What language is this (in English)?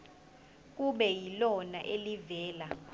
Zulu